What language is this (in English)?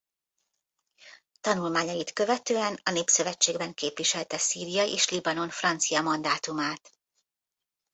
Hungarian